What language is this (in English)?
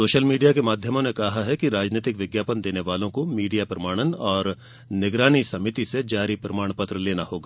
Hindi